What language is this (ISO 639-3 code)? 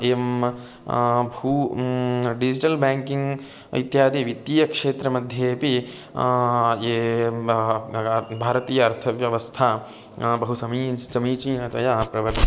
san